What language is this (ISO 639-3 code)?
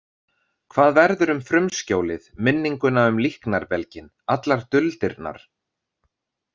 isl